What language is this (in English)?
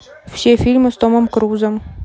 Russian